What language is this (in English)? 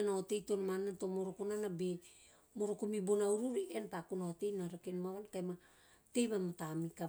Teop